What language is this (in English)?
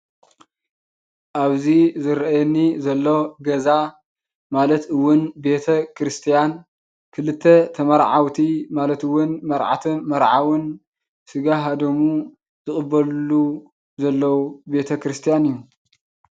Tigrinya